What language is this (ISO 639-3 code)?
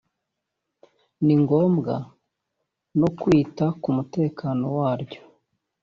kin